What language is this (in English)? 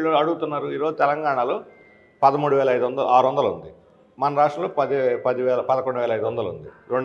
Telugu